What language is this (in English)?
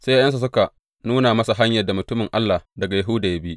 Hausa